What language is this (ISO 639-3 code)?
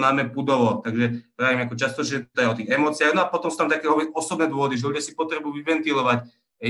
slk